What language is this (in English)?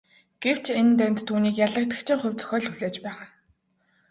Mongolian